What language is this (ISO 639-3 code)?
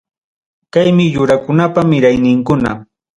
quy